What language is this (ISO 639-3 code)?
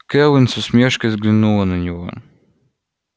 rus